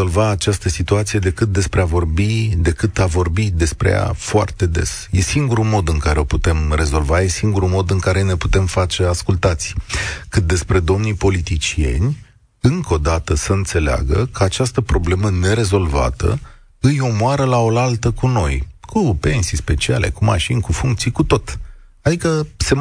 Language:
Romanian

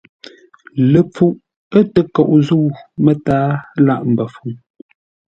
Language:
Ngombale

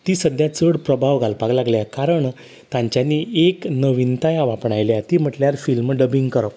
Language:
Konkani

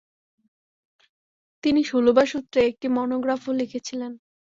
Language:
Bangla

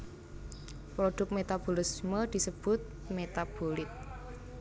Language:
Javanese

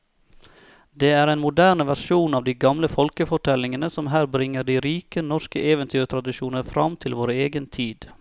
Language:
Norwegian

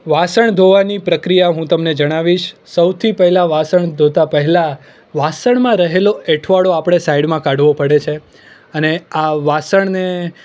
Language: Gujarati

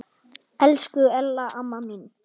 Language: Icelandic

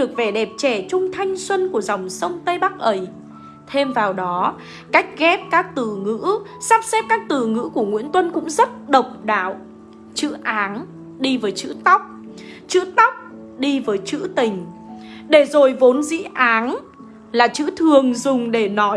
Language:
Vietnamese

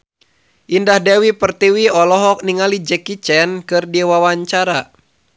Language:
Sundanese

